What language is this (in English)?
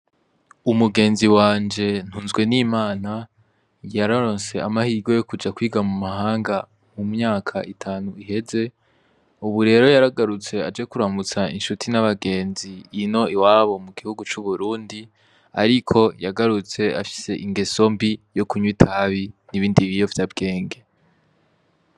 Rundi